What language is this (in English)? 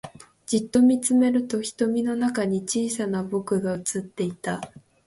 Japanese